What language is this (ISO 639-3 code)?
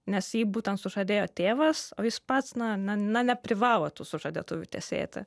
lit